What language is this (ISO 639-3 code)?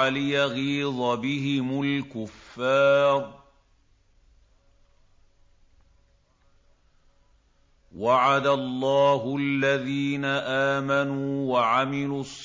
ara